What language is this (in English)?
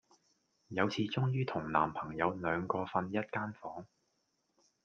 Cantonese